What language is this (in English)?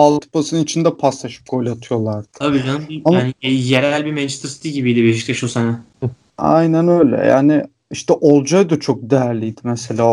Turkish